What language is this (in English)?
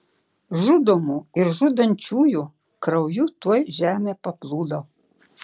Lithuanian